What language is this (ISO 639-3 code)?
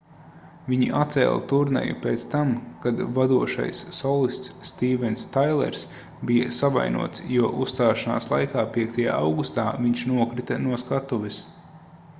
lav